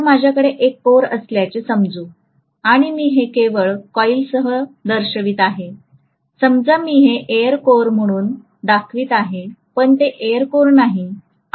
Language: Marathi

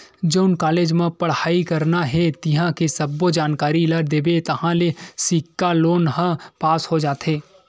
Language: Chhattisgarhi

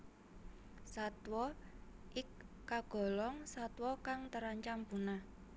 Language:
Javanese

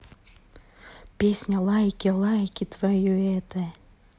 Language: Russian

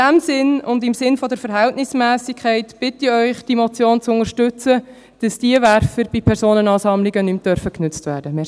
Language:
Swiss German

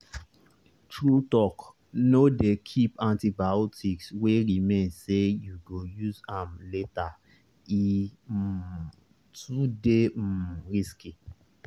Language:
Nigerian Pidgin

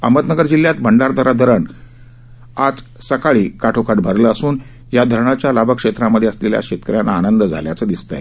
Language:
Marathi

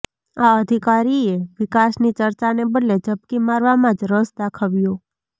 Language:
Gujarati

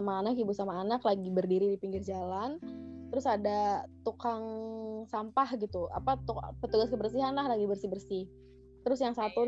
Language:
Indonesian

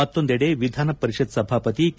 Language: Kannada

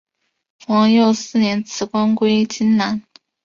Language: Chinese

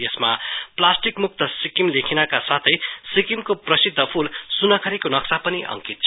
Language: Nepali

